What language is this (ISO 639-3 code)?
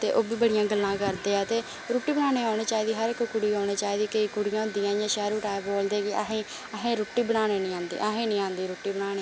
doi